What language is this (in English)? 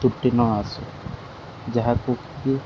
Odia